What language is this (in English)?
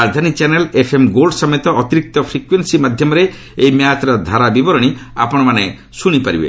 Odia